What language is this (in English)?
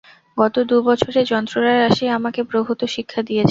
Bangla